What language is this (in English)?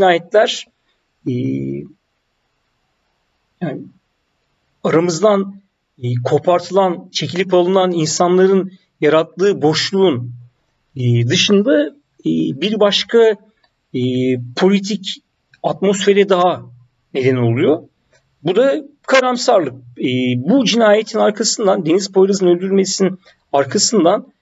Turkish